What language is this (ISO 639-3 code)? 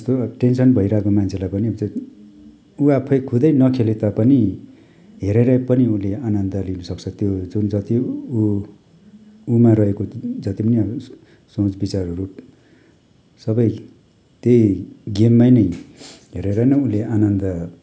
nep